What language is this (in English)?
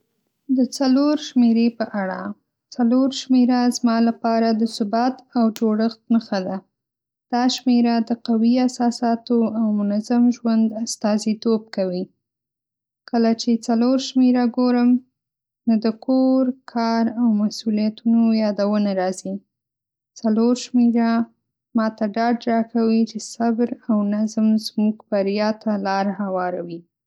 Pashto